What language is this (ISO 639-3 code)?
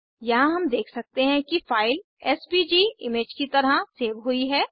hin